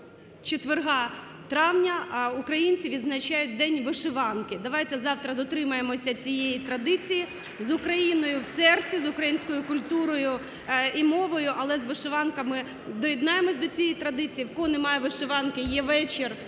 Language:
Ukrainian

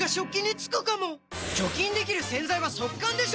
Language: Japanese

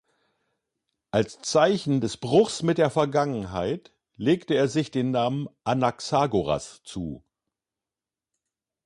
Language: German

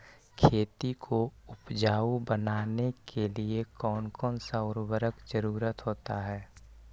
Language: Magahi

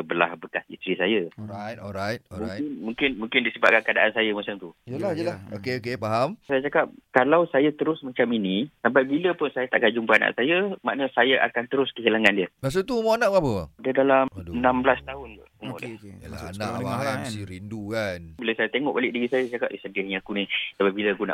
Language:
Malay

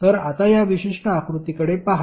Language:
Marathi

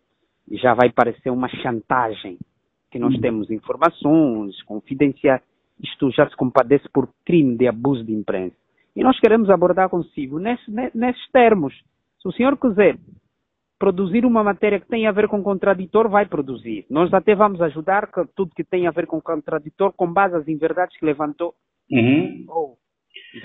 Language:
Portuguese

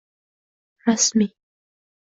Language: Uzbek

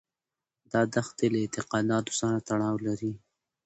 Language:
Pashto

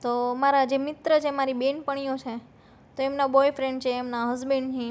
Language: Gujarati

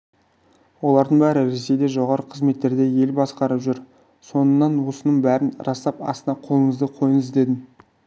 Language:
Kazakh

